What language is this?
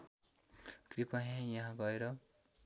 Nepali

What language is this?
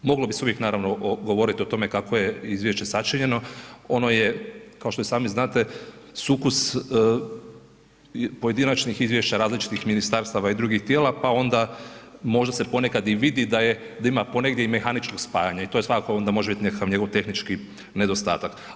Croatian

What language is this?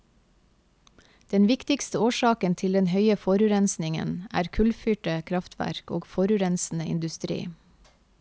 Norwegian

